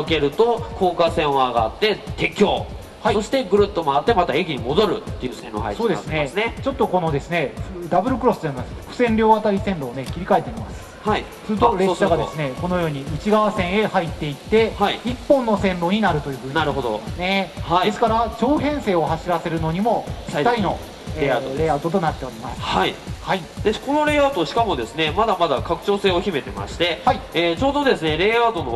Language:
Japanese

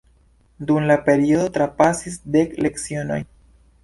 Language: Esperanto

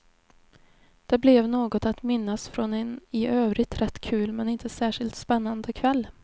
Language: Swedish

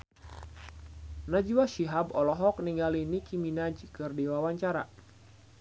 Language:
Sundanese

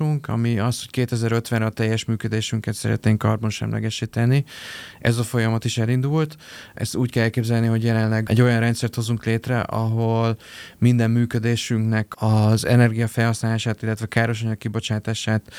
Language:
Hungarian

